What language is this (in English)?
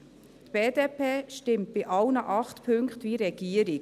Swiss German